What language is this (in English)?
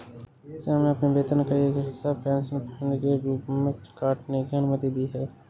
Hindi